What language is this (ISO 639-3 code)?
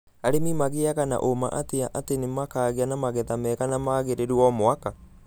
kik